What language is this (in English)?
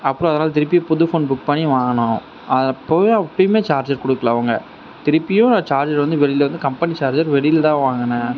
Tamil